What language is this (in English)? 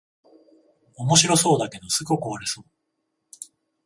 Japanese